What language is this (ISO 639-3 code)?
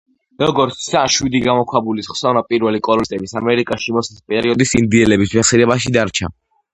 kat